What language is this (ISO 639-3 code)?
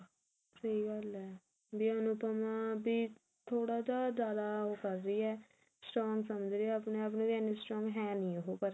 pan